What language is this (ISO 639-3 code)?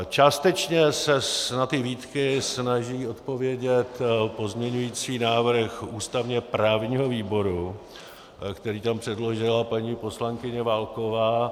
ces